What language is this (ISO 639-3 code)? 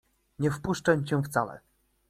pol